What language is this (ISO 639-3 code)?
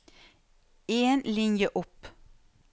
nor